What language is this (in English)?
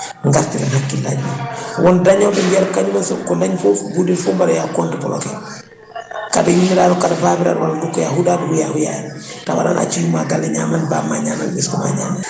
Fula